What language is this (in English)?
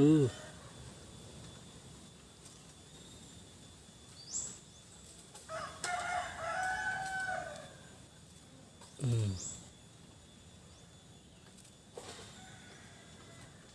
Indonesian